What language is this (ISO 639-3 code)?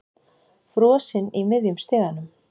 isl